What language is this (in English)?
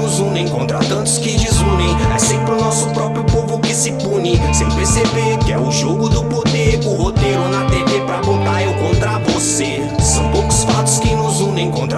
Portuguese